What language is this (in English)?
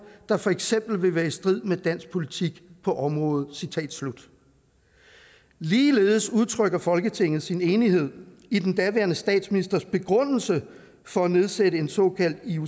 Danish